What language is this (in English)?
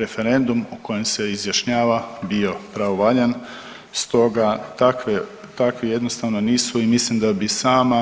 Croatian